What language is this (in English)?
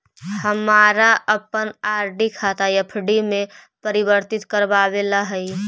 Magahi